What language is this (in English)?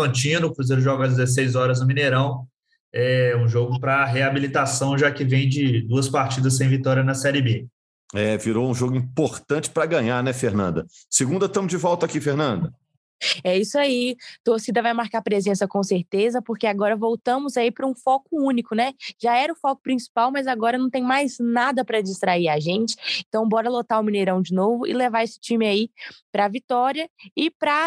Portuguese